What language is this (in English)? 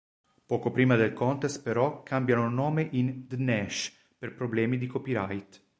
Italian